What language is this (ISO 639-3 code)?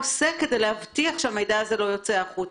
heb